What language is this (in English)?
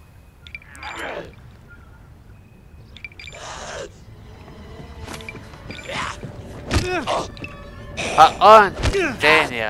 German